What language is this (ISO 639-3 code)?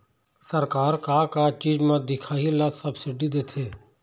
hne